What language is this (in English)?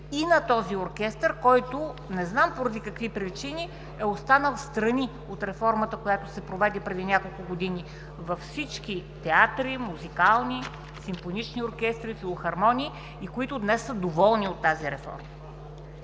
Bulgarian